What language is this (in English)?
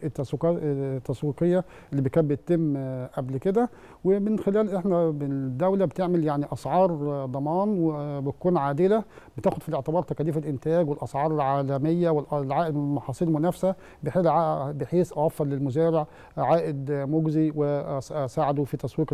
Arabic